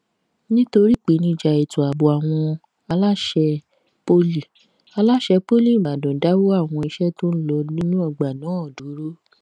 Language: Yoruba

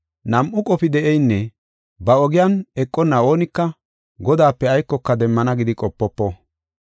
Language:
Gofa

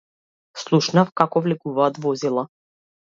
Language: Macedonian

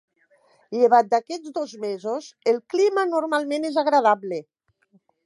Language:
Catalan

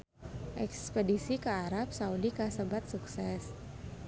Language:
Sundanese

